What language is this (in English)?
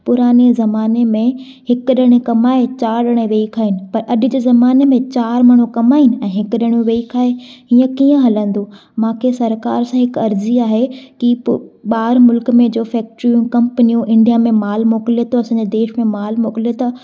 Sindhi